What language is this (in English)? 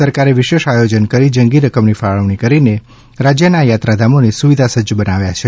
Gujarati